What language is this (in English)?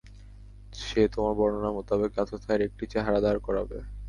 Bangla